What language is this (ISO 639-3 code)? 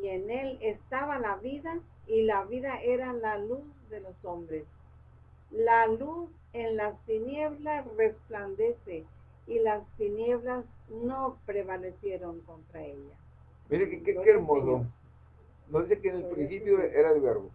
spa